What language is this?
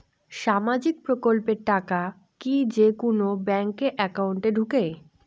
Bangla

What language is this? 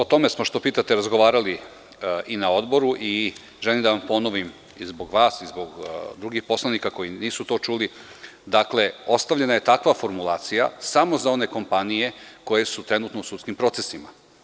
Serbian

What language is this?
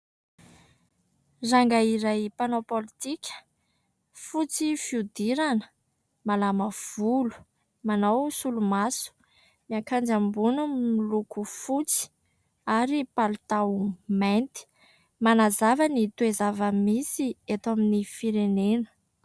Malagasy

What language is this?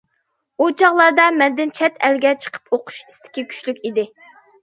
Uyghur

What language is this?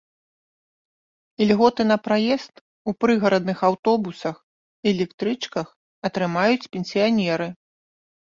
Belarusian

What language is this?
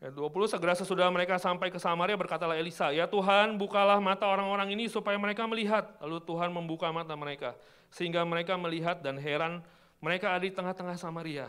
Indonesian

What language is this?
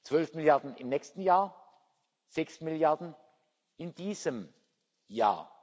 German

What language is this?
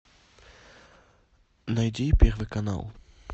Russian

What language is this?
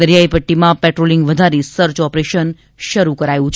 Gujarati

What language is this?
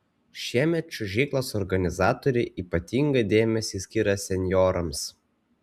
Lithuanian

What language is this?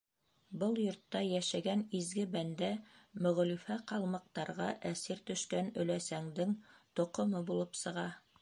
Bashkir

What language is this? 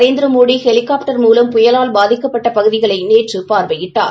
Tamil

